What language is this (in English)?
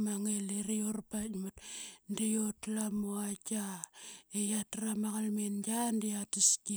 Qaqet